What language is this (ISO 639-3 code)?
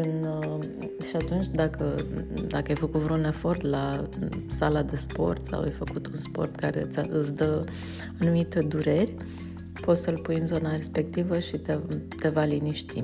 ron